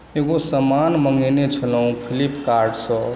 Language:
Maithili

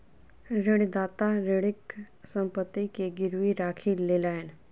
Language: Maithili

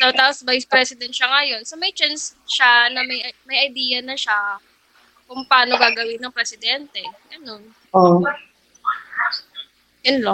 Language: Filipino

